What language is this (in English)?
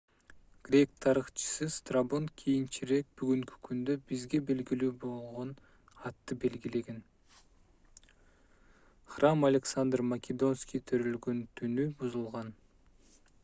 Kyrgyz